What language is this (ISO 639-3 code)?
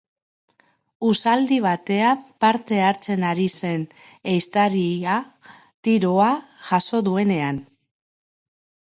eus